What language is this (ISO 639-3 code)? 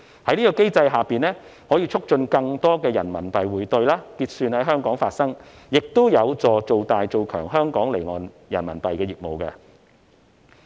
yue